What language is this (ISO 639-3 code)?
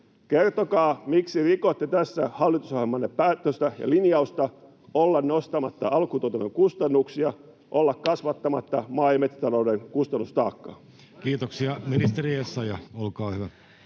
fin